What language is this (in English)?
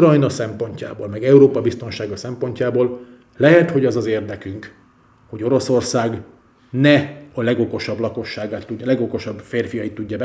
Hungarian